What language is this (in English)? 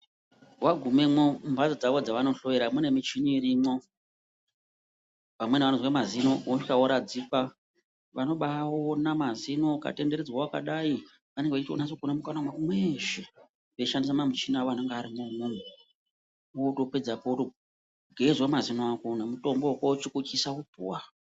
Ndau